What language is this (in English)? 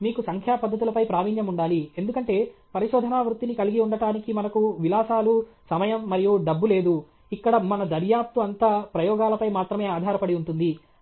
Telugu